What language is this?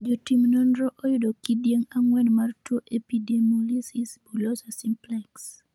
Luo (Kenya and Tanzania)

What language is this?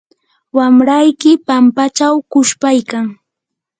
Yanahuanca Pasco Quechua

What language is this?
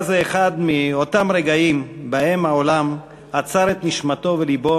Hebrew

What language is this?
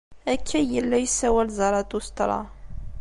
Kabyle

